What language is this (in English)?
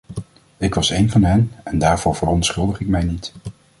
Dutch